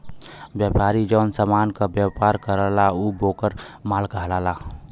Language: Bhojpuri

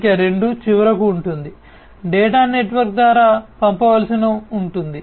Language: Telugu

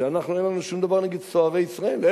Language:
Hebrew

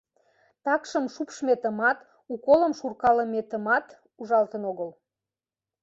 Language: Mari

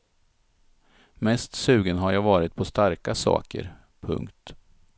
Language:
Swedish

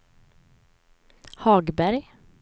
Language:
Swedish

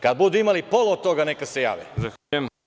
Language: Serbian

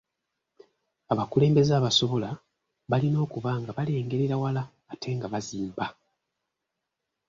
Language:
Ganda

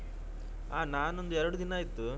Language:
Kannada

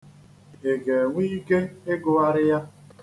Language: Igbo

